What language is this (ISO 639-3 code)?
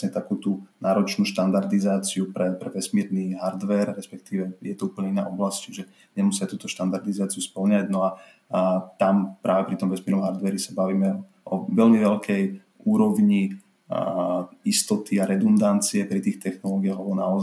slk